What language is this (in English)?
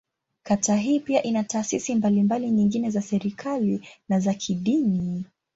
Swahili